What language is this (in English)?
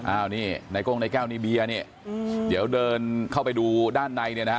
Thai